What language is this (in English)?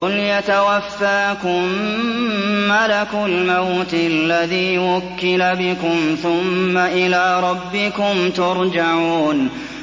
Arabic